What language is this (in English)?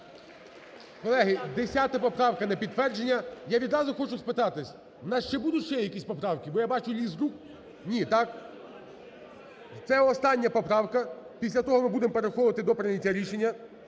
Ukrainian